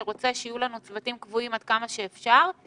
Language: Hebrew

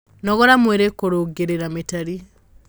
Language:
Kikuyu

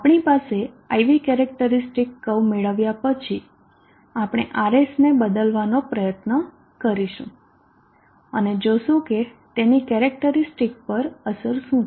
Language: Gujarati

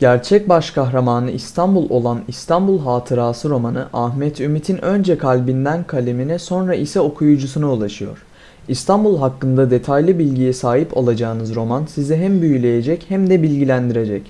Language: Turkish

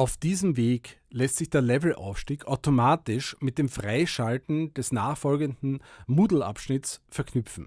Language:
German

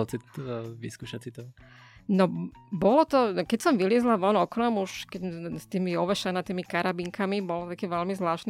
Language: Slovak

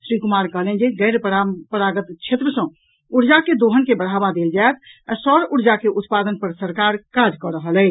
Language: Maithili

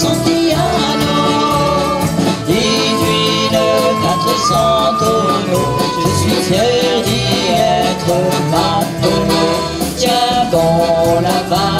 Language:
Slovak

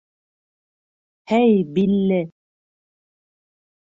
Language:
Bashkir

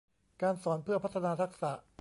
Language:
Thai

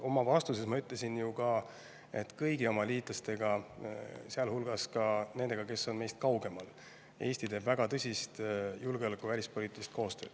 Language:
Estonian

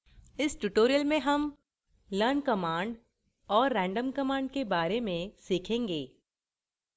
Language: Hindi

